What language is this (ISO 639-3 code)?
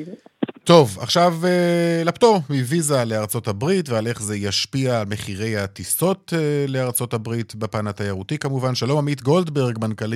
heb